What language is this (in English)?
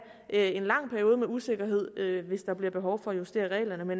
Danish